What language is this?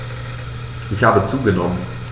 German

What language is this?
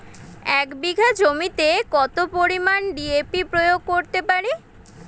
Bangla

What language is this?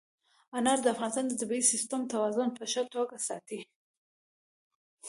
Pashto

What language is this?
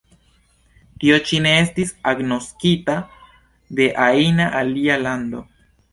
Esperanto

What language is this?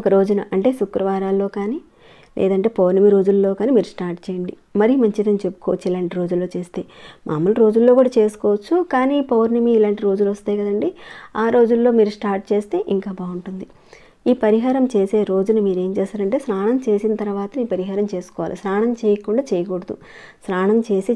Telugu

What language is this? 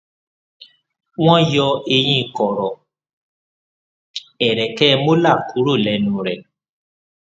Yoruba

